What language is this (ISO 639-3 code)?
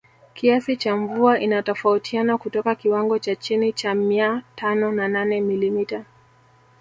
swa